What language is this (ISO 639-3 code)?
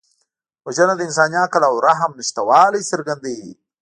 pus